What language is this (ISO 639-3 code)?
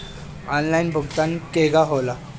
bho